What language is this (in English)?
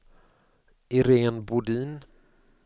Swedish